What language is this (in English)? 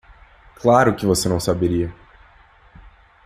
Portuguese